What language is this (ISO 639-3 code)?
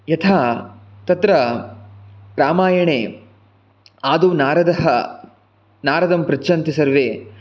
san